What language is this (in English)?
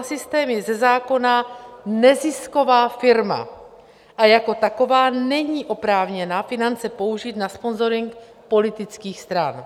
Czech